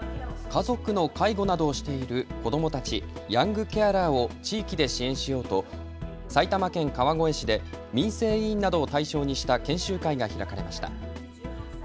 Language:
Japanese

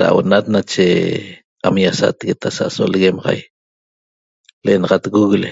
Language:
Toba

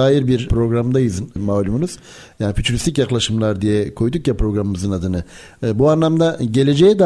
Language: Turkish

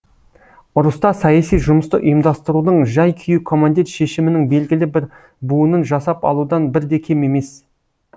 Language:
Kazakh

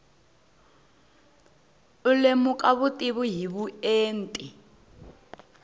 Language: Tsonga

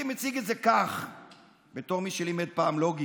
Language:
Hebrew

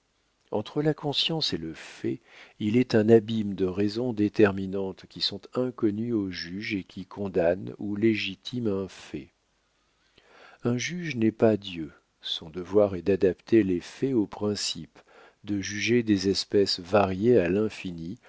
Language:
French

